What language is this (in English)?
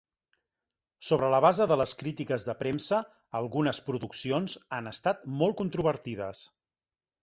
Catalan